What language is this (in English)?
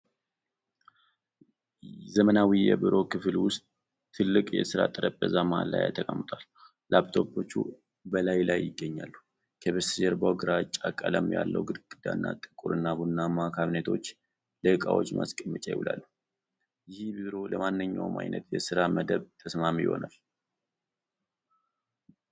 Amharic